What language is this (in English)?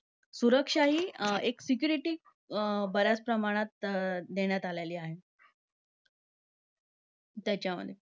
Marathi